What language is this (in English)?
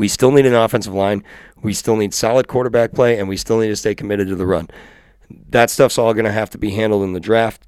English